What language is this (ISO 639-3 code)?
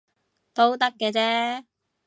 yue